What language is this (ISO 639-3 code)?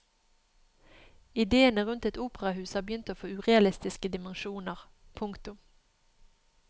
nor